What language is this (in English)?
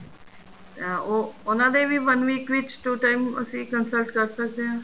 Punjabi